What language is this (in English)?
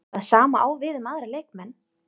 Icelandic